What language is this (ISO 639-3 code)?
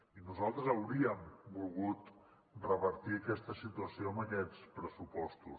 cat